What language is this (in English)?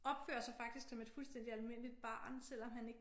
Danish